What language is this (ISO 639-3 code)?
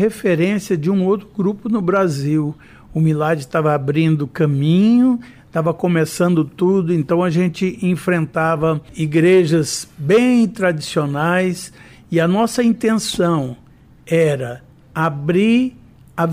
por